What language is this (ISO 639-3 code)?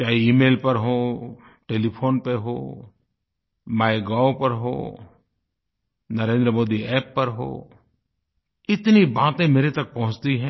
hin